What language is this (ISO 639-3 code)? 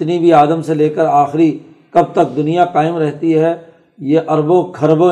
urd